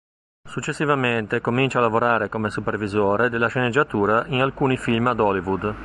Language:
Italian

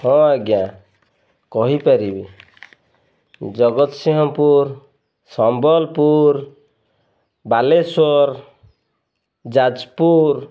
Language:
Odia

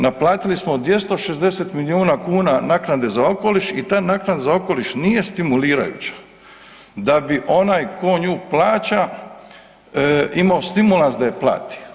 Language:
Croatian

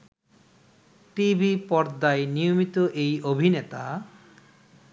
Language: Bangla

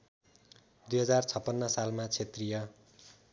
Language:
Nepali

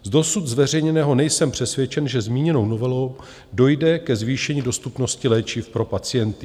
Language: Czech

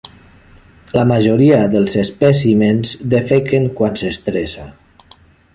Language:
Catalan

